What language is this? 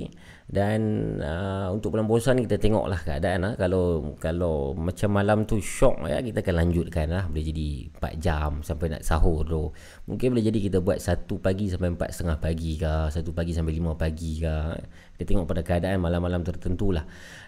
Malay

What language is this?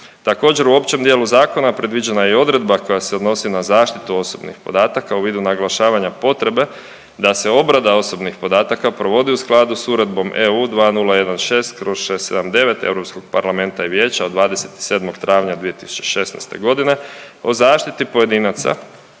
Croatian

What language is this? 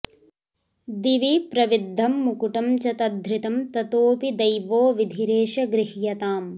Sanskrit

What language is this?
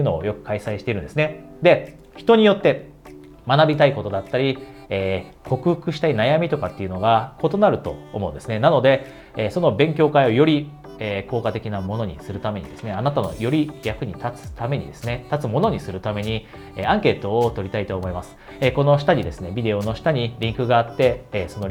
Japanese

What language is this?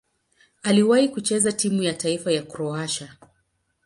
Swahili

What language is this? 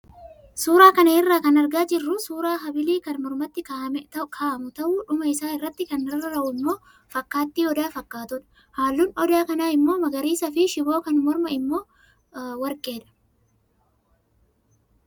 Oromo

